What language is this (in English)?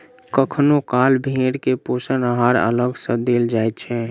Maithili